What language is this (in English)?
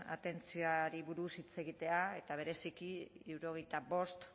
Basque